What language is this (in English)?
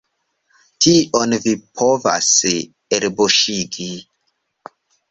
Esperanto